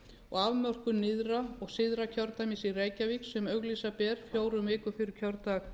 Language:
Icelandic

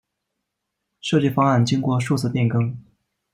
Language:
Chinese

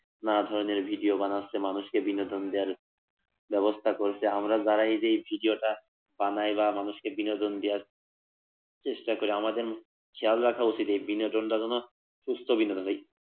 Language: Bangla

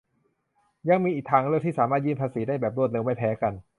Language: Thai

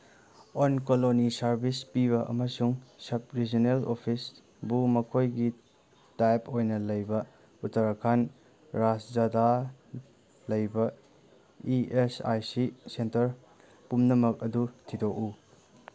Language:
Manipuri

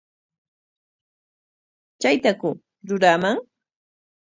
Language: Corongo Ancash Quechua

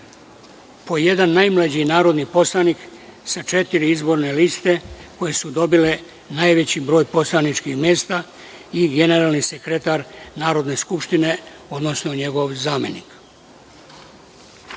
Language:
Serbian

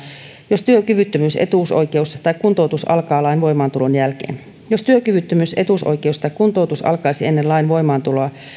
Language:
Finnish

